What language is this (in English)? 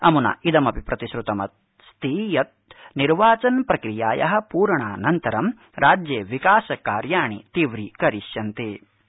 Sanskrit